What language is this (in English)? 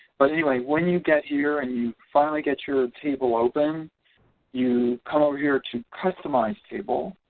English